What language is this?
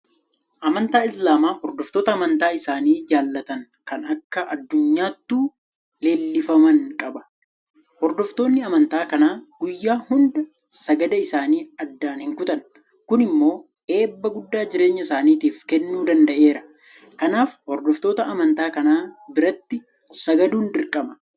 Oromo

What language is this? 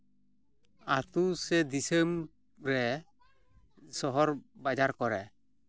Santali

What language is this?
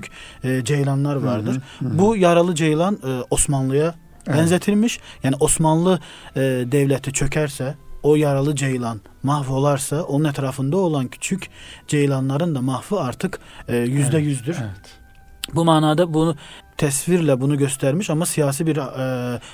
Turkish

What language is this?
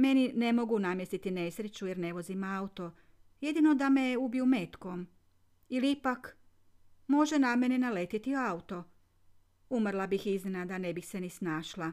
Croatian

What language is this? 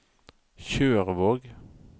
Norwegian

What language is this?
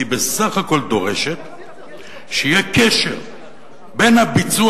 Hebrew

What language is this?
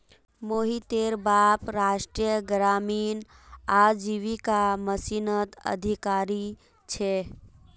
Magahi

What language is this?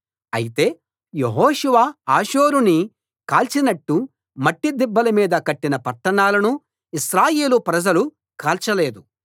Telugu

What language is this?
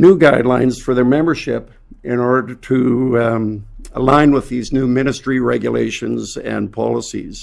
English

